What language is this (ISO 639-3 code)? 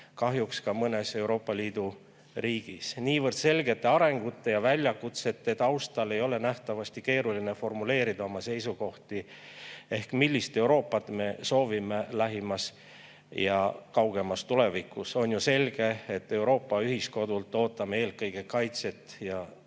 est